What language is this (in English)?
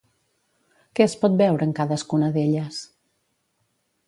Catalan